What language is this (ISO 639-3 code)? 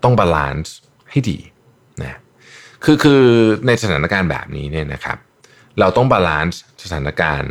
tha